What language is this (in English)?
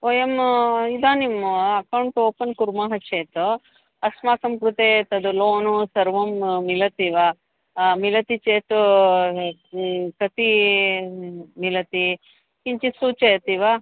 Sanskrit